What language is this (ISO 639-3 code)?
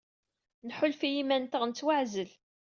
kab